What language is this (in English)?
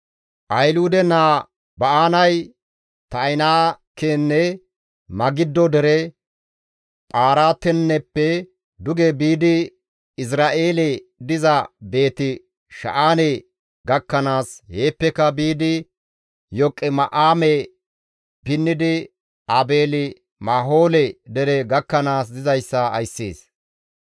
Gamo